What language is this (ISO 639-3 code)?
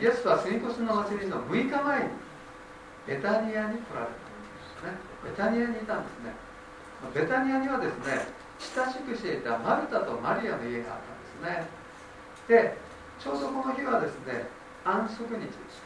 jpn